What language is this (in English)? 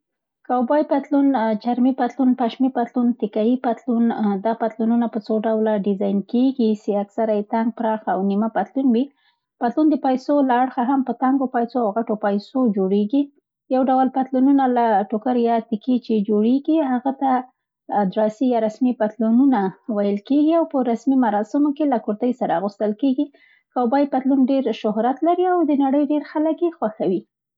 Central Pashto